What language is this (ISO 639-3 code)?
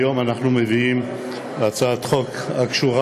heb